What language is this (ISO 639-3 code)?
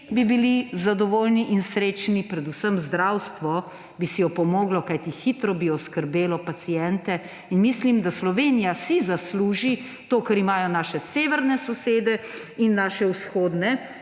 slv